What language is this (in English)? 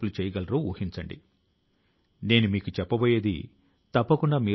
Telugu